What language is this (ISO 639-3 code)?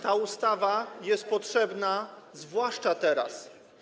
pol